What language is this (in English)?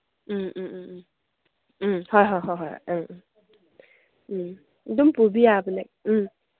Manipuri